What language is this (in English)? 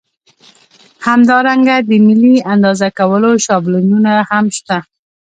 Pashto